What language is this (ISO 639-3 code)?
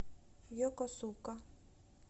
rus